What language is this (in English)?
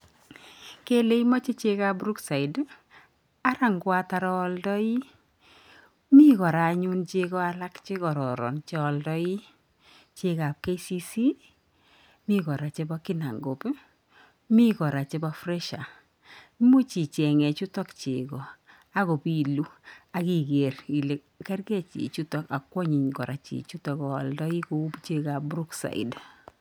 Kalenjin